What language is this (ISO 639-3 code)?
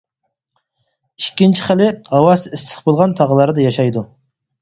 uig